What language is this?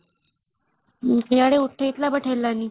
Odia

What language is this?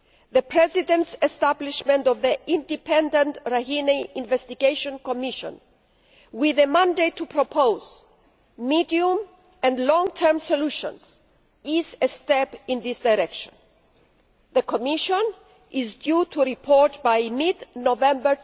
English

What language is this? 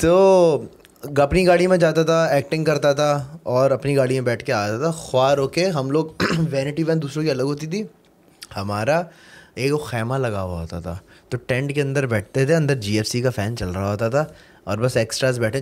Urdu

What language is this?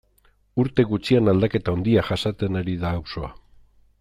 Basque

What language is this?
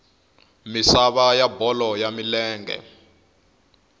Tsonga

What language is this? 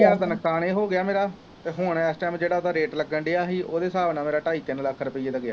Punjabi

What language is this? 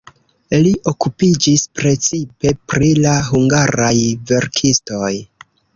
Esperanto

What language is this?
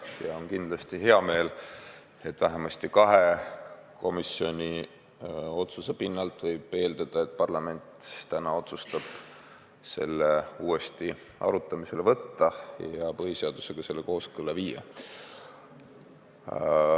Estonian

